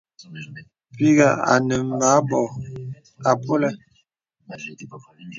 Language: Bebele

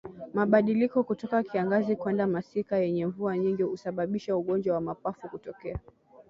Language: Swahili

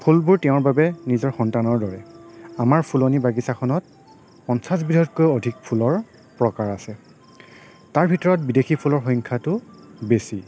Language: Assamese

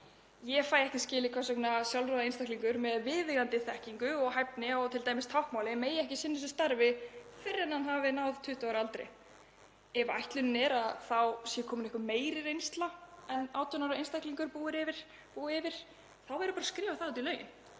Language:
Icelandic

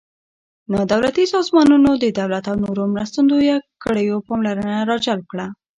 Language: Pashto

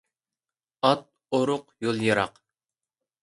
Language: Uyghur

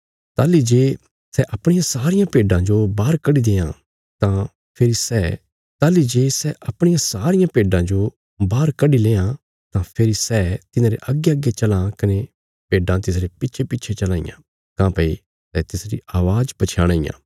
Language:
Bilaspuri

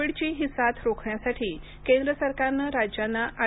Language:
Marathi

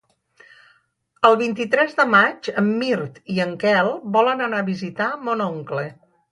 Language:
Catalan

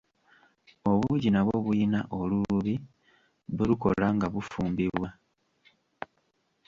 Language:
Ganda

